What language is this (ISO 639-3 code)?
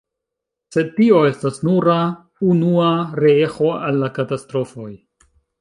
epo